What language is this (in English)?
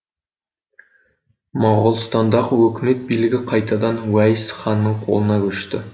Kazakh